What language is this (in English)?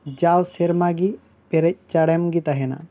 Santali